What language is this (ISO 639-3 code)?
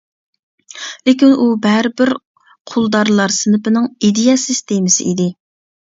uig